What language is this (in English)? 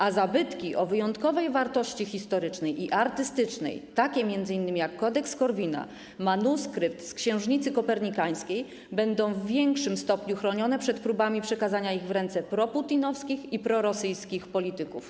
Polish